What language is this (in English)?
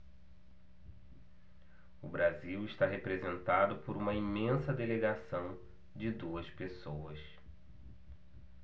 Portuguese